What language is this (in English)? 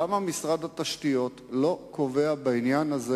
Hebrew